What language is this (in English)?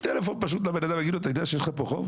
Hebrew